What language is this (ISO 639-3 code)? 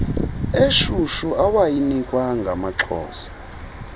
xho